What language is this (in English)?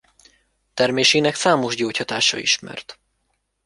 Hungarian